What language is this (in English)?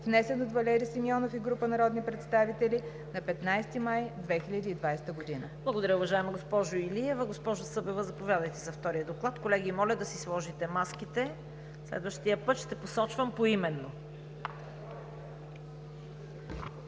Bulgarian